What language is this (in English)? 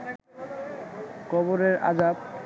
Bangla